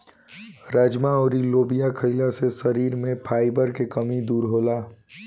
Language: Bhojpuri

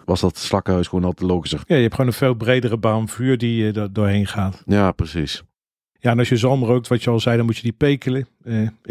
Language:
Dutch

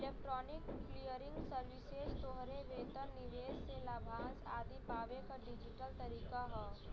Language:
Bhojpuri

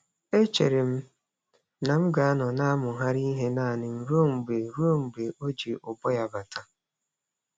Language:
Igbo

